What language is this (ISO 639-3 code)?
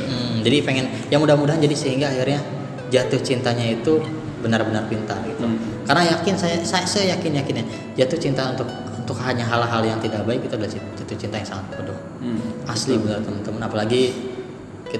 ind